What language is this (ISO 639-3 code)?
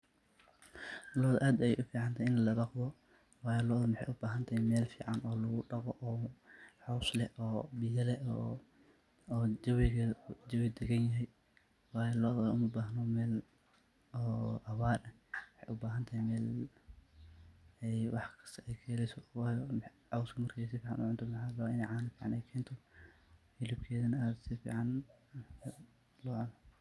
som